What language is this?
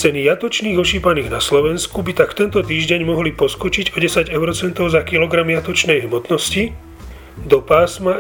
Slovak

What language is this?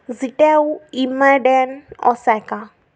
Marathi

